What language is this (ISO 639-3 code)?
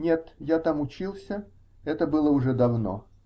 rus